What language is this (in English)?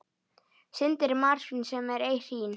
Icelandic